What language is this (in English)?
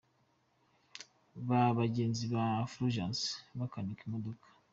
Kinyarwanda